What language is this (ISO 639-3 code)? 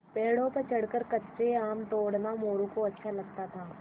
hin